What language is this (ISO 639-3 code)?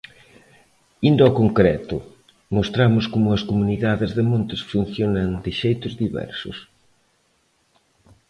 glg